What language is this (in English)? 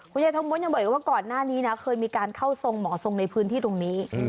Thai